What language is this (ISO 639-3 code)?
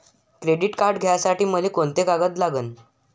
mar